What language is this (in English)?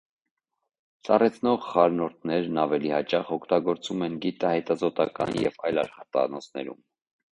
Armenian